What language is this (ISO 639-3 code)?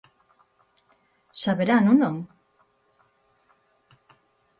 glg